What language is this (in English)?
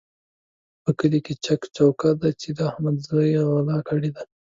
Pashto